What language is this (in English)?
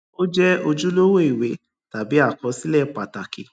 Yoruba